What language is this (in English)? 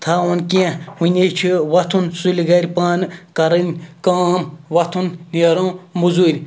Kashmiri